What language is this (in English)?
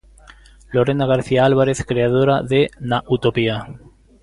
Galician